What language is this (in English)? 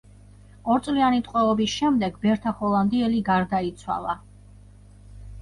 Georgian